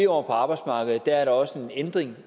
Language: Danish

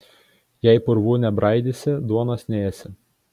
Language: Lithuanian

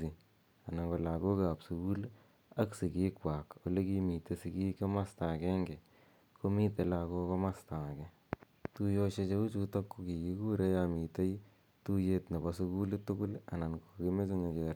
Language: Kalenjin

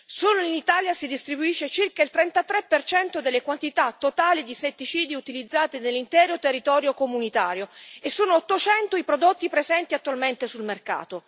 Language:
Italian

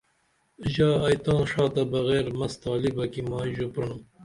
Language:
Dameli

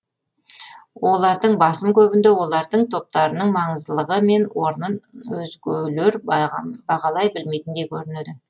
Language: Kazakh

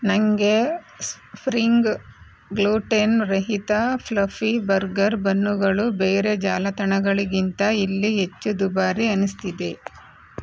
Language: Kannada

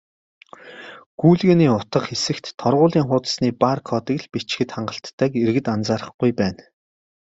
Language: Mongolian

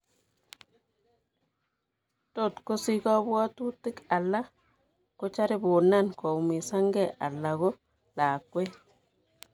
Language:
Kalenjin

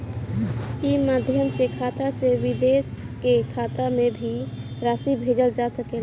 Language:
Bhojpuri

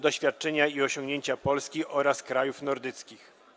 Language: Polish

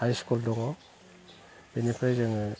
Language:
Bodo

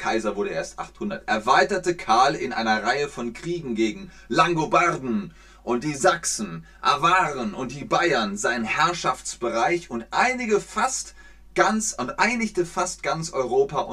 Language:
German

